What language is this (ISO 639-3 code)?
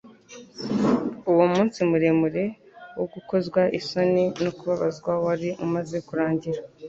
kin